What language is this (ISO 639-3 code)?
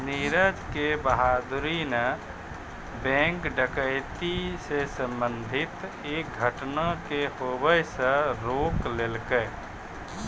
mai